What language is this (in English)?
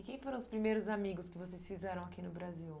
Portuguese